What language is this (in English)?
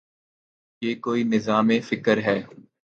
Urdu